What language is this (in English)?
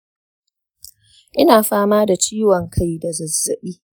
Hausa